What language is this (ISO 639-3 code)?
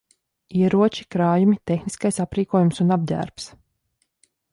lav